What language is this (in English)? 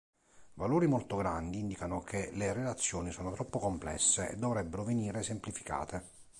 Italian